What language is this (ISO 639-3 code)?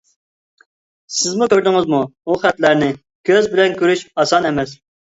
uig